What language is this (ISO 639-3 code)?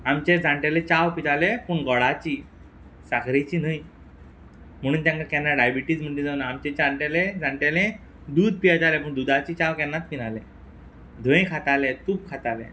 kok